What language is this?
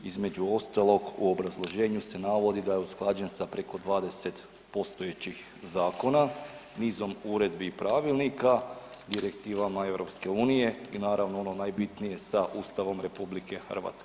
Croatian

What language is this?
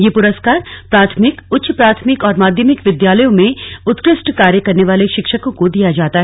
Hindi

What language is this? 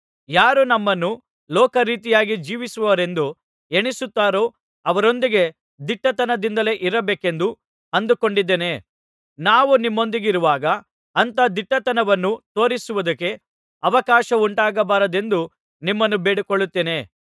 Kannada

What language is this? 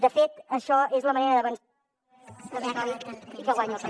Catalan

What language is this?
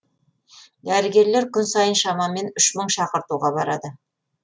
Kazakh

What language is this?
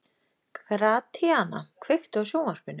Icelandic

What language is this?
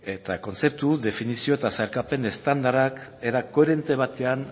Basque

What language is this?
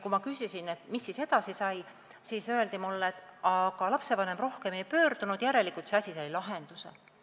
Estonian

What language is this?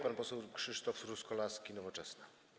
Polish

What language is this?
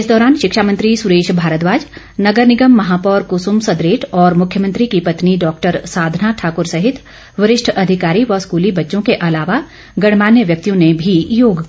Hindi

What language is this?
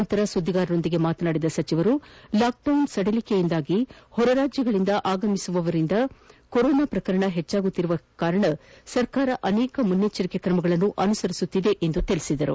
Kannada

